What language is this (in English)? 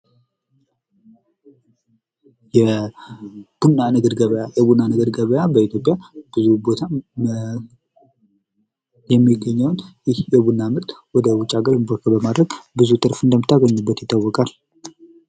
Amharic